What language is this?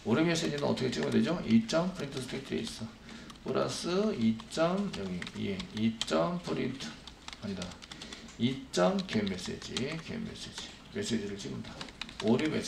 Korean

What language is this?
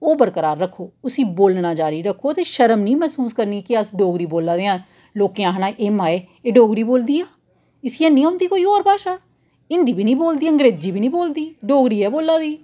Dogri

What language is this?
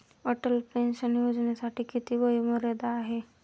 Marathi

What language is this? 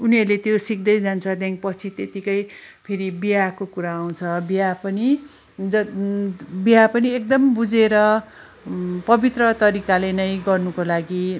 Nepali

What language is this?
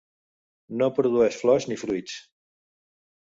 Catalan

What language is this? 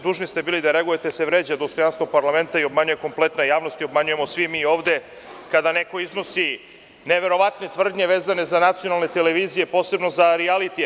Serbian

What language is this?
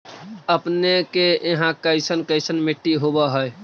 Magahi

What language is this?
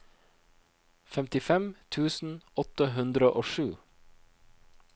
Norwegian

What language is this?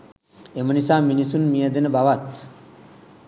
Sinhala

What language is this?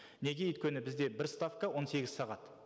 Kazakh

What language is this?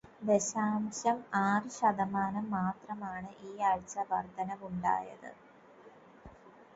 Malayalam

